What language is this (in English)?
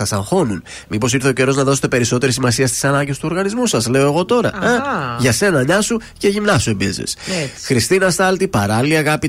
Greek